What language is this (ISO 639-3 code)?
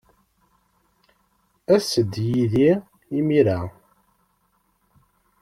kab